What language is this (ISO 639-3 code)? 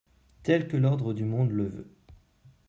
fra